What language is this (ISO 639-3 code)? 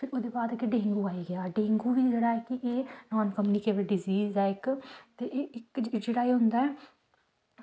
doi